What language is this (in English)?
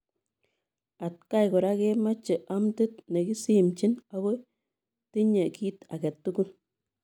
Kalenjin